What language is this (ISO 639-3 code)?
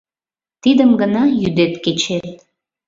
chm